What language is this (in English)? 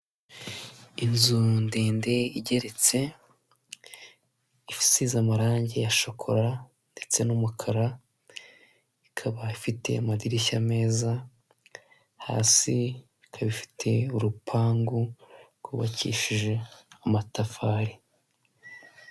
Kinyarwanda